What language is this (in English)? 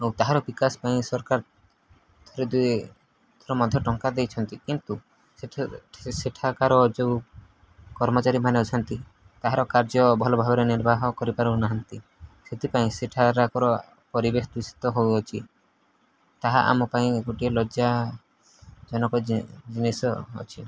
Odia